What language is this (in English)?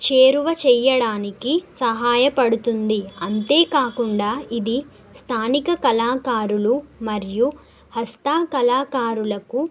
Telugu